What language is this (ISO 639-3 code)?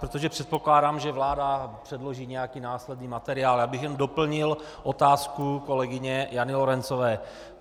ces